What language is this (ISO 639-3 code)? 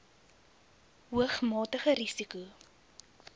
afr